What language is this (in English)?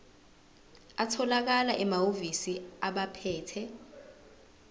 Zulu